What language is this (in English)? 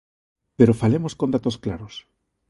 Galician